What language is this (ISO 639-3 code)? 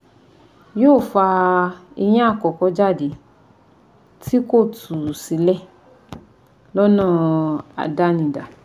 yor